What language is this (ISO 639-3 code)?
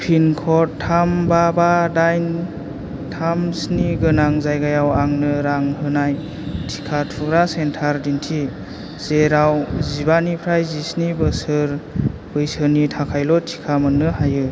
brx